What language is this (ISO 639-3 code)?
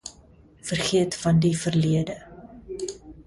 afr